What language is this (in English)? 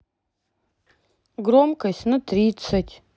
Russian